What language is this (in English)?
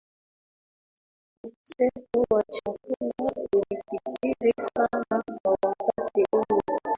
Swahili